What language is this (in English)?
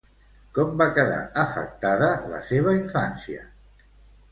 Catalan